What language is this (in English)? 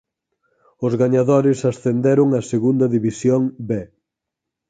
Galician